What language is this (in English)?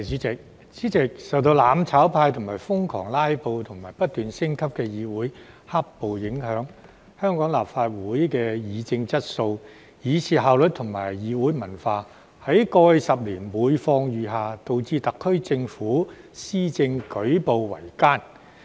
Cantonese